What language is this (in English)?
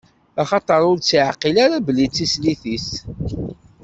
Kabyle